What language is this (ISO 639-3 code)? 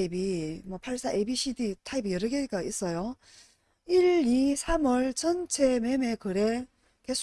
kor